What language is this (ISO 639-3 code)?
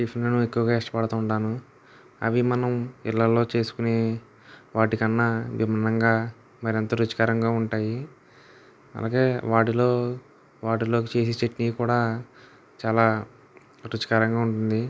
tel